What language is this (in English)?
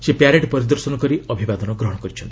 Odia